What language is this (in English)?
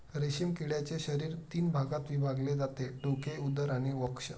Marathi